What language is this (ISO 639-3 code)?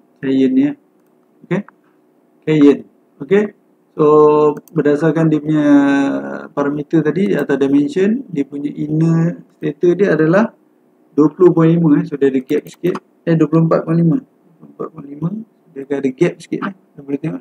msa